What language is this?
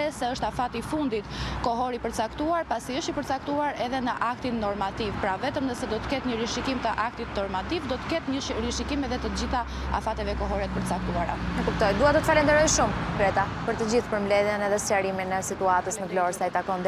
Romanian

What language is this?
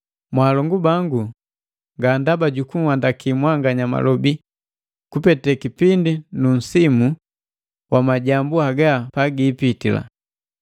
Matengo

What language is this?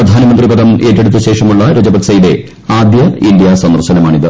Malayalam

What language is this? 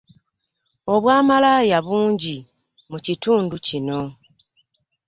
Ganda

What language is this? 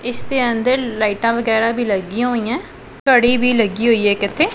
Punjabi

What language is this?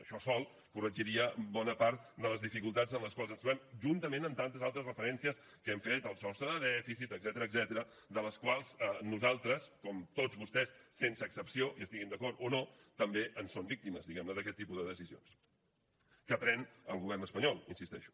Catalan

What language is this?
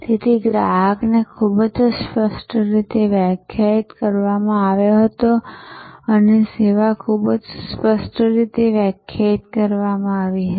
Gujarati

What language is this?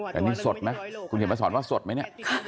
Thai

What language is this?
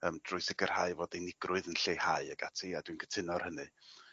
Welsh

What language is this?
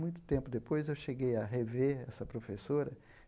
Portuguese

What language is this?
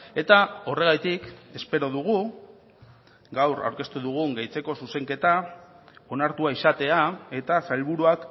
Basque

